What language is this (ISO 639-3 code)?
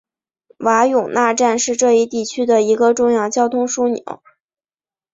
zho